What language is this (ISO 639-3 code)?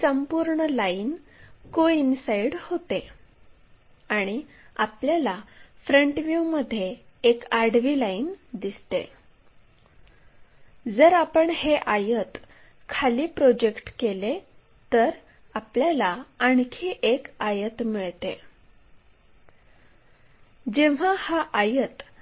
mar